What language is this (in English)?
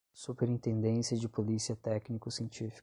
Portuguese